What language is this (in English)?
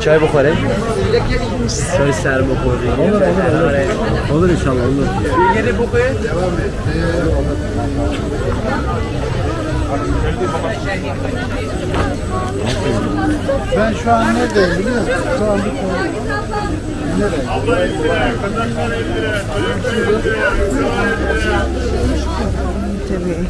Turkish